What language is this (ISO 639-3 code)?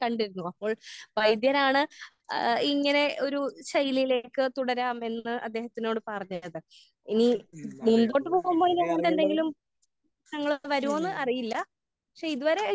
mal